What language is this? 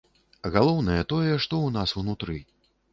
Belarusian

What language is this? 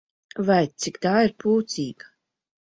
Latvian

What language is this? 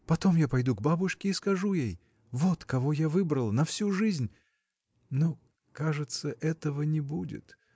Russian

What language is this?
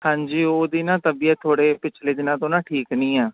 Punjabi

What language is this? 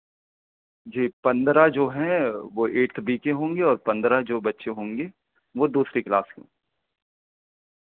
Urdu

